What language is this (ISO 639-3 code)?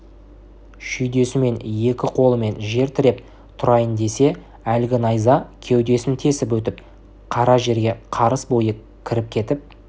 kaz